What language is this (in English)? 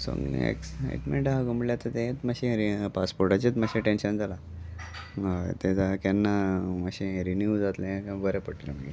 Konkani